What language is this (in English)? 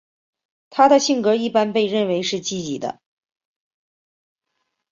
Chinese